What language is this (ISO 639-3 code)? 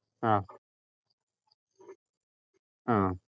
mal